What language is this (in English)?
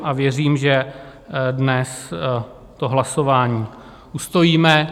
Czech